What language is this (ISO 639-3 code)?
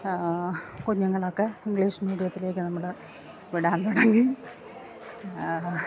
mal